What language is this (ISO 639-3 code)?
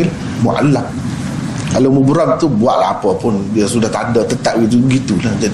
msa